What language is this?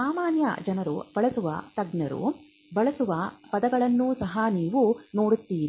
Kannada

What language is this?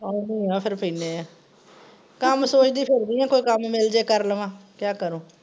Punjabi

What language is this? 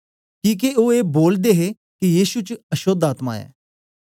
Dogri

